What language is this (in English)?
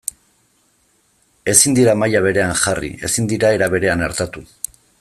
Basque